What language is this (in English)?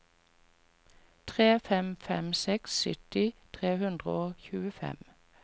Norwegian